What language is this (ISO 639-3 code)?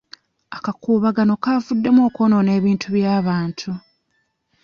lug